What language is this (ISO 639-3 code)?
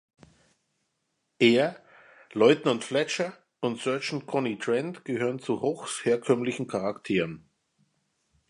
deu